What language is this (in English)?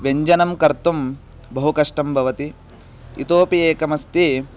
Sanskrit